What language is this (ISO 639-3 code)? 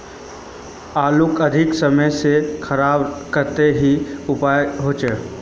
mag